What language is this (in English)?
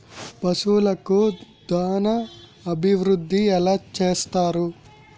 Telugu